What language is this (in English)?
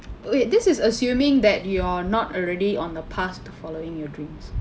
English